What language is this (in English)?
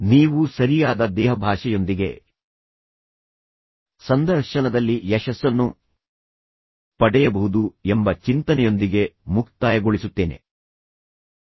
Kannada